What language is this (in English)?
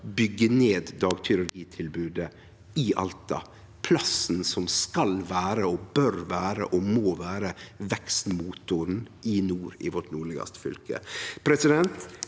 Norwegian